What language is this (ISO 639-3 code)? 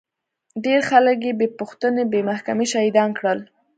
pus